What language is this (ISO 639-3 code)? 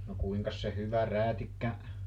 fin